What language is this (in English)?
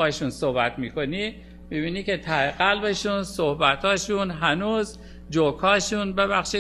Persian